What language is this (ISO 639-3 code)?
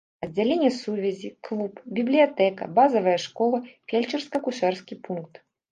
bel